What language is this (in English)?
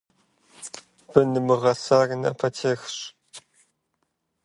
Kabardian